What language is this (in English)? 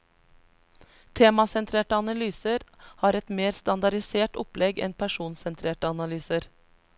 Norwegian